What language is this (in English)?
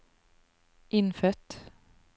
Norwegian